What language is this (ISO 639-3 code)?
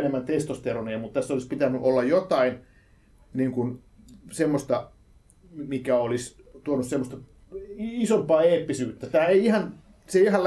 fin